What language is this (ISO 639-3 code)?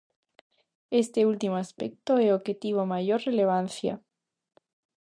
glg